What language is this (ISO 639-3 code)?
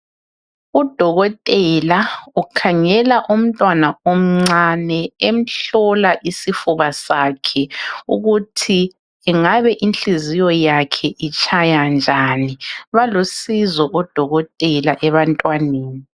nde